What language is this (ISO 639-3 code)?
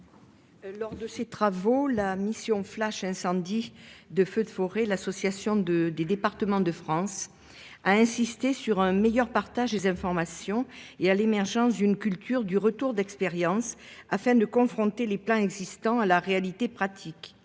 fra